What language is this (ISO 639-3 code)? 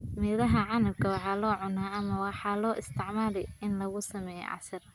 som